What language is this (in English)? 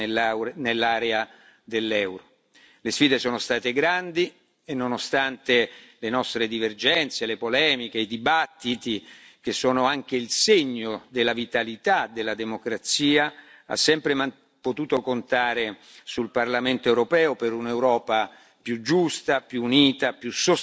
Italian